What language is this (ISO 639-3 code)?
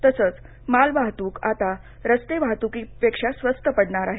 mar